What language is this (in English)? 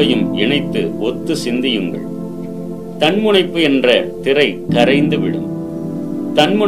Tamil